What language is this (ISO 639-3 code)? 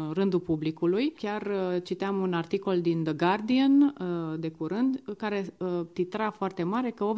ron